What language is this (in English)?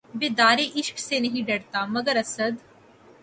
Urdu